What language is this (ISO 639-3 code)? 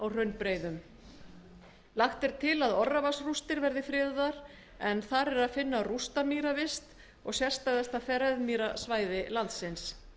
isl